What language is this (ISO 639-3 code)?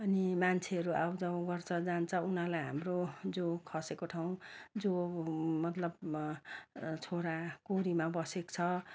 nep